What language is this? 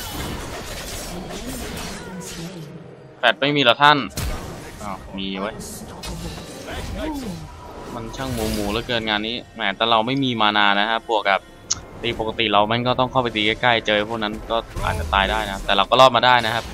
Thai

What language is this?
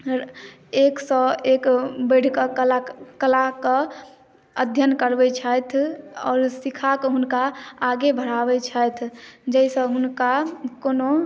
Maithili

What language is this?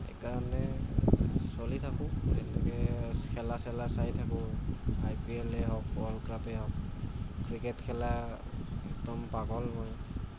Assamese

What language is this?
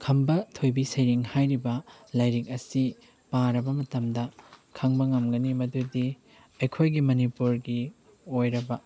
Manipuri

